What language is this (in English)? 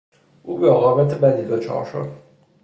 Persian